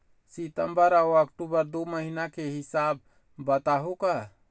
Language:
Chhattisgarhi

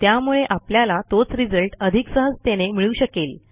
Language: Marathi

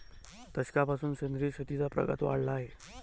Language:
Marathi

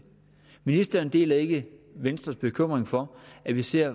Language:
Danish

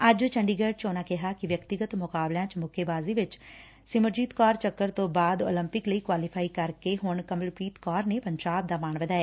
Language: Punjabi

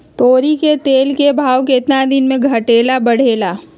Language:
Magahi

